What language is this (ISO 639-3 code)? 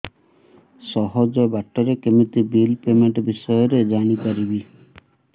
ori